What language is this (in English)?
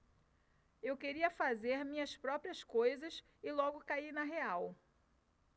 Portuguese